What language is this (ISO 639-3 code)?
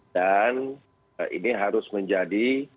ind